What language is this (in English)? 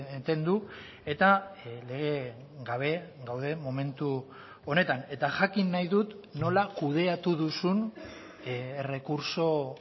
Basque